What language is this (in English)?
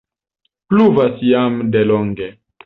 Esperanto